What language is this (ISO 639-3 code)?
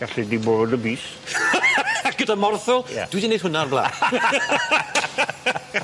cym